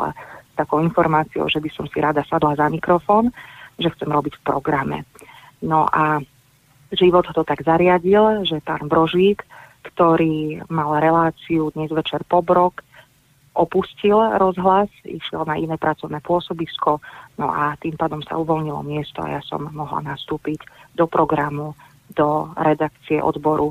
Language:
Slovak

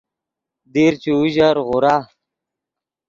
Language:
Yidgha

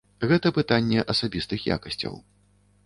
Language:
Belarusian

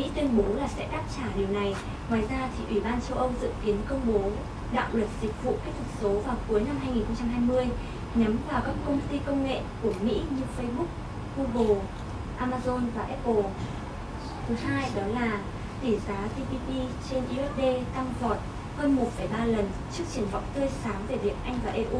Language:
Vietnamese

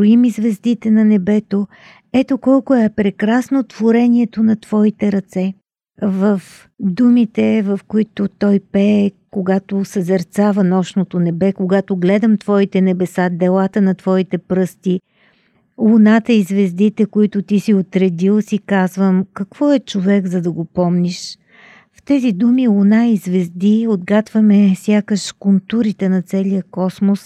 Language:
Bulgarian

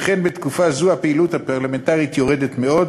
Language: Hebrew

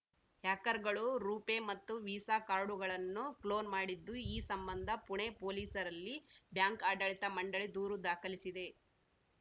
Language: Kannada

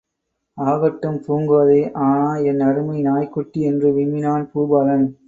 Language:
Tamil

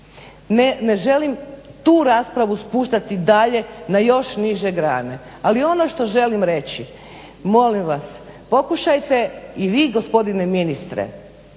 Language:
Croatian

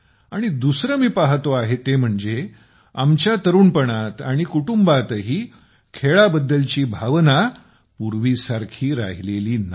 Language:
Marathi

